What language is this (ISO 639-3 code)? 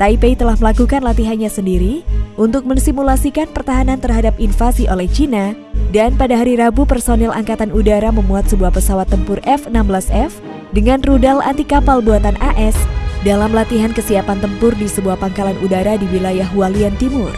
ind